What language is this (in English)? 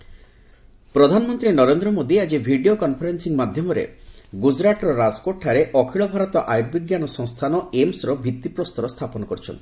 Odia